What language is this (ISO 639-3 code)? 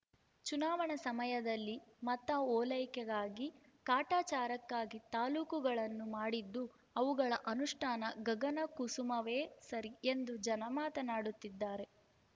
kan